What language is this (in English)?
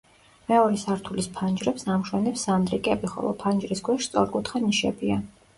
Georgian